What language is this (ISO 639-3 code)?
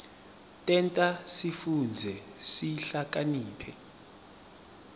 ssw